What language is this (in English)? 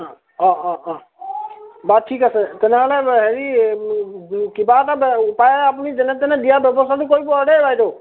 Assamese